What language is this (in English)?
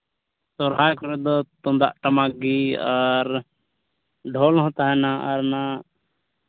Santali